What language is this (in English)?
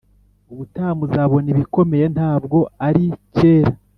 Kinyarwanda